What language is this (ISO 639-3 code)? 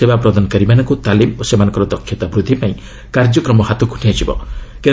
ori